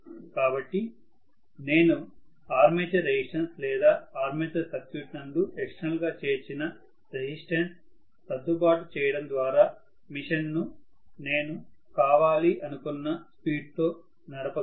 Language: Telugu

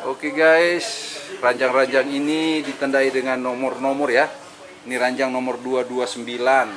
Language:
Indonesian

